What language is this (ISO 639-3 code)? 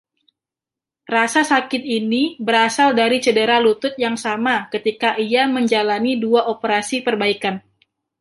ind